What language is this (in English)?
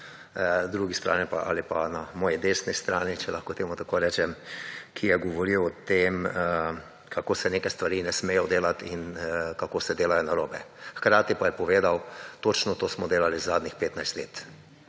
Slovenian